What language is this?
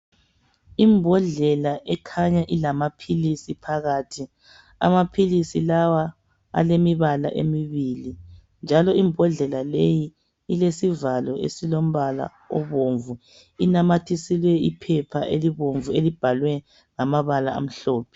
North Ndebele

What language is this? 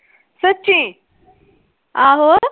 Punjabi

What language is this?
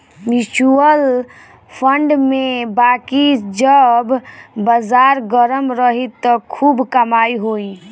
Bhojpuri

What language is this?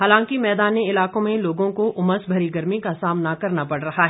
Hindi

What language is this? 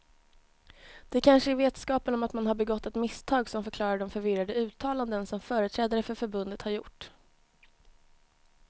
Swedish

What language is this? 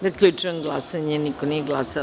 Serbian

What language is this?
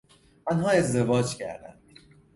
Persian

